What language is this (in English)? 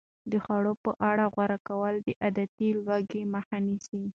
Pashto